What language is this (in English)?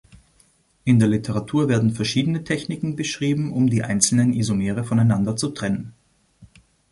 German